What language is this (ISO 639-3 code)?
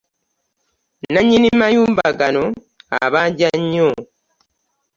lug